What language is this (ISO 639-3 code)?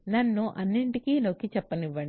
tel